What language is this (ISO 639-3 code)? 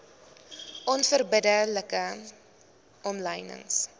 afr